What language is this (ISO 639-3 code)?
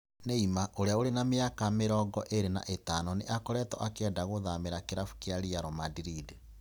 kik